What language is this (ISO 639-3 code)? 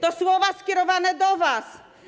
pol